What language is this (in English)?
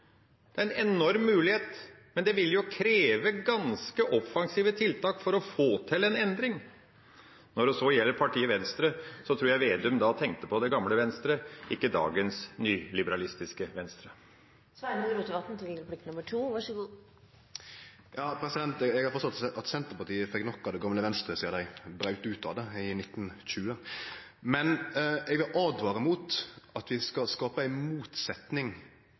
Norwegian